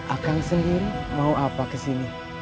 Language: Indonesian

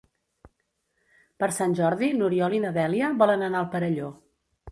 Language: Catalan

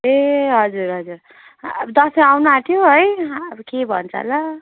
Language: Nepali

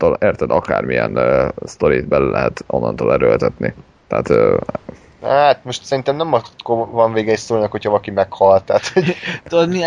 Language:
Hungarian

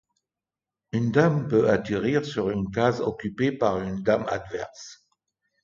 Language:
French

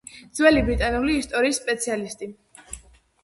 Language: Georgian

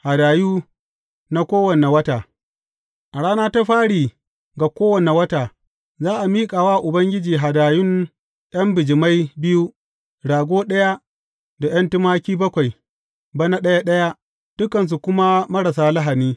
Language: Hausa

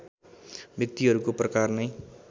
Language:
Nepali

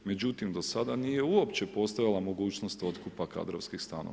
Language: Croatian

